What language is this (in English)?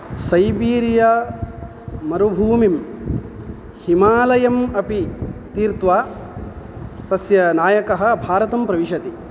Sanskrit